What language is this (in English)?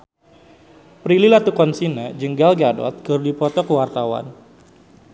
Sundanese